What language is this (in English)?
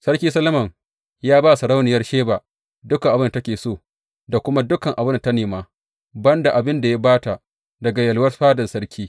Hausa